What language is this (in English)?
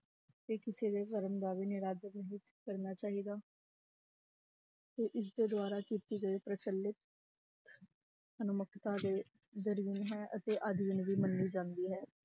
Punjabi